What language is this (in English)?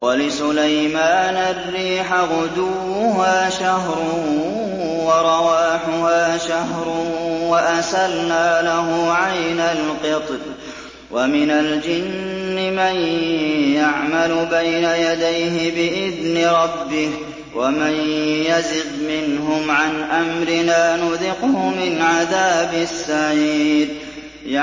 Arabic